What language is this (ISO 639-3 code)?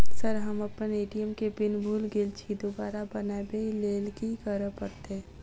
mai